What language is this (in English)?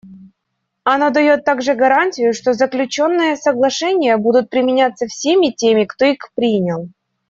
Russian